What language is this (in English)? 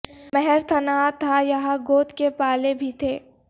Urdu